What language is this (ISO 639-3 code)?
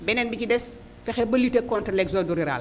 wol